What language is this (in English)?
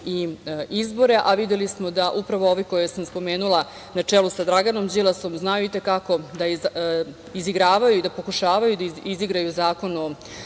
Serbian